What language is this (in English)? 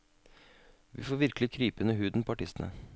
Norwegian